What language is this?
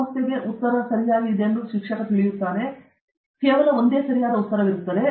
Kannada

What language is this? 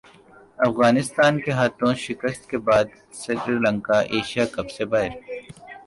Urdu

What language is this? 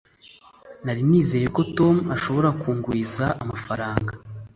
Kinyarwanda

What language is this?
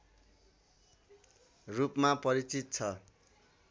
Nepali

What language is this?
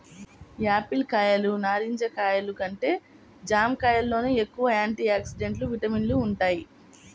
Telugu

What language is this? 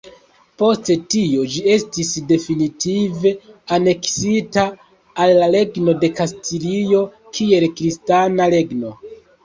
Esperanto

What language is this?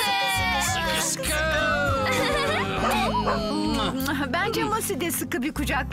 Turkish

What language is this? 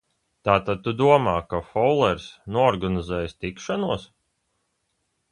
Latvian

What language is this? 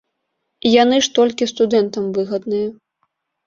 Belarusian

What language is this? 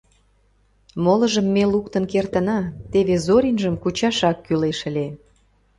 Mari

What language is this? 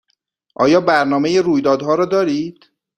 Persian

